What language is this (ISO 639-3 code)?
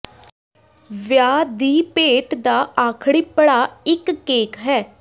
pan